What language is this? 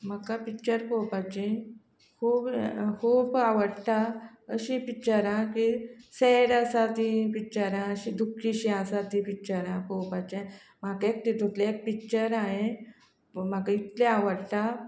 Konkani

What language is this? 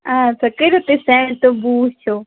Kashmiri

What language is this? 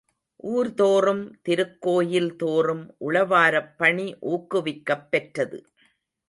Tamil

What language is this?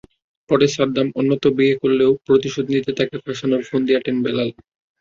Bangla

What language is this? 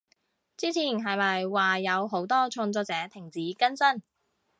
Cantonese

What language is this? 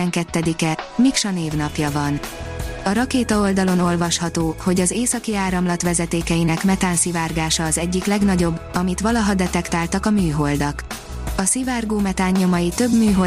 Hungarian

